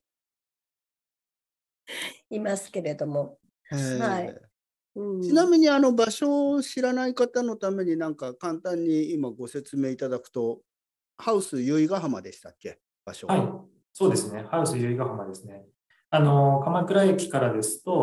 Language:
Japanese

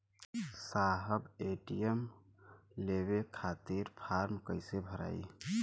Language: Bhojpuri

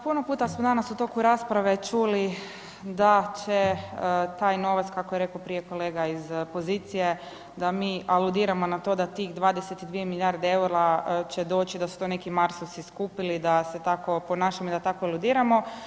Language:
Croatian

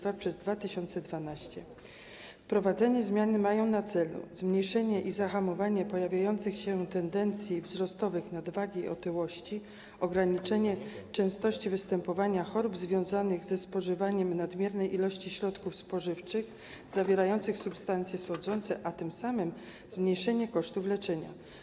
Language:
Polish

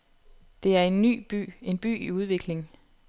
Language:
Danish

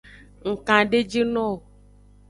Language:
Aja (Benin)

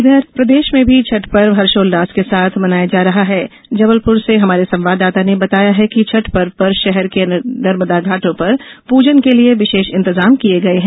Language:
Hindi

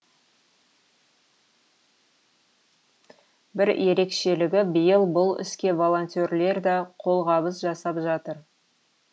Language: Kazakh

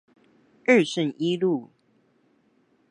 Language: Chinese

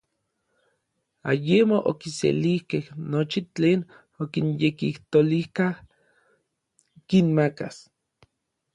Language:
Orizaba Nahuatl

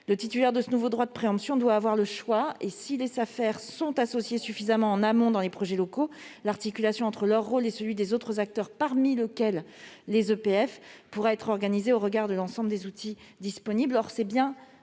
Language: French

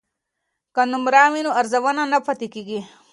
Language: Pashto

